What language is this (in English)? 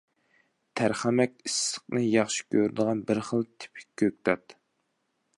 Uyghur